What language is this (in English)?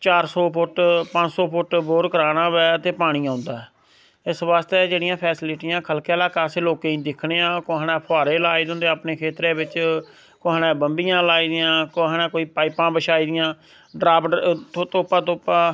Dogri